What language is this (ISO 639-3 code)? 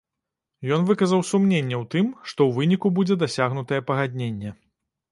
bel